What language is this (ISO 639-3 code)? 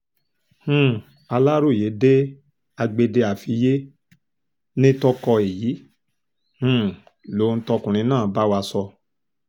yor